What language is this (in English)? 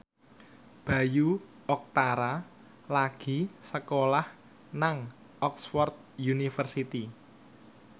Javanese